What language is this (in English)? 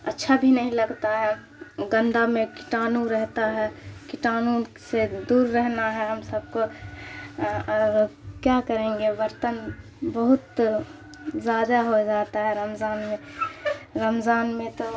Urdu